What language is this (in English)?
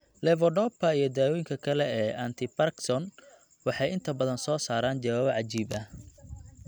Somali